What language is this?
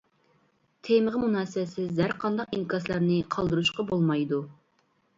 Uyghur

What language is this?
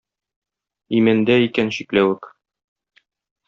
Tatar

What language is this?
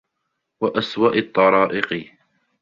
Arabic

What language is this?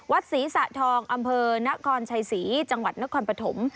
Thai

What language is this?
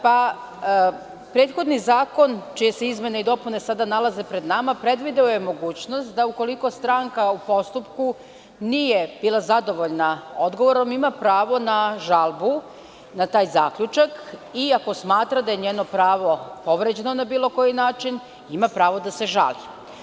Serbian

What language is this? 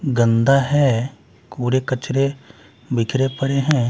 Hindi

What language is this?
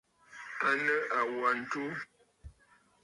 Bafut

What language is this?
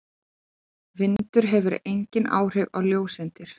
Icelandic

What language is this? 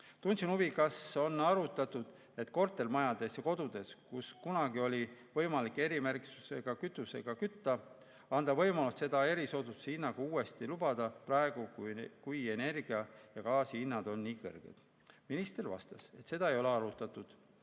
Estonian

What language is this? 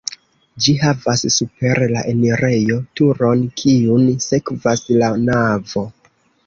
Esperanto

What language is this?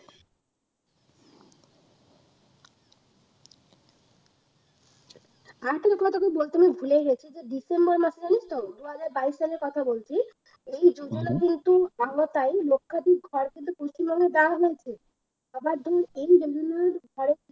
Bangla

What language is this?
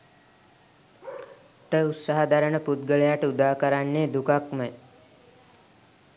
Sinhala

